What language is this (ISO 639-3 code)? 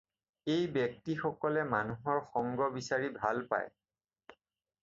asm